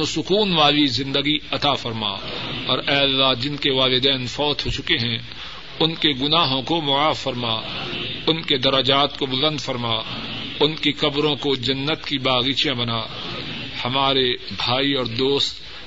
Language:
Urdu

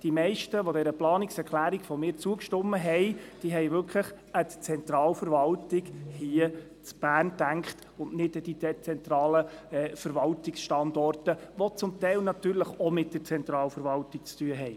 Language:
Swiss German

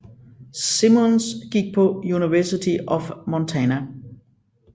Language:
Danish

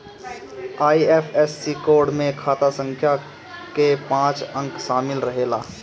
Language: Bhojpuri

